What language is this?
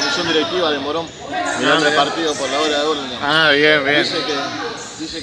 Spanish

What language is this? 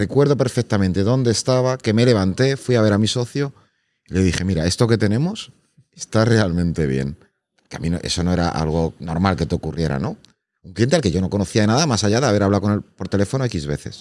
Spanish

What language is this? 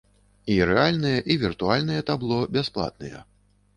Belarusian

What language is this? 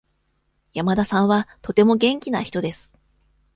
Japanese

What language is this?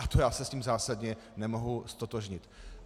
Czech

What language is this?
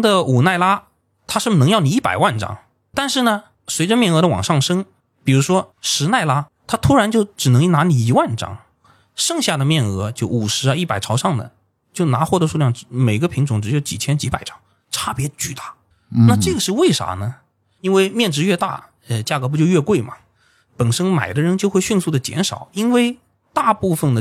Chinese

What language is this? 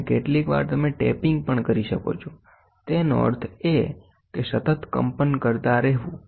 Gujarati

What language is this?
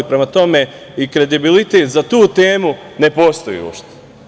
Serbian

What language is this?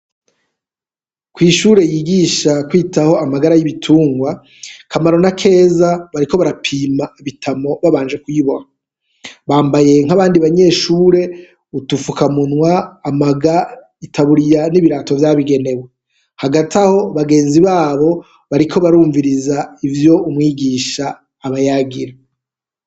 Rundi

